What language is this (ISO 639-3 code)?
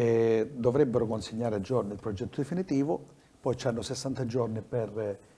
ita